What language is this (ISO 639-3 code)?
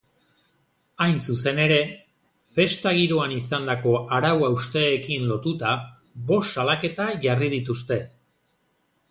eus